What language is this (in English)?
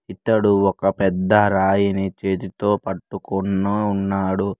Telugu